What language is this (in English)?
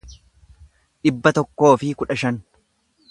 Oromo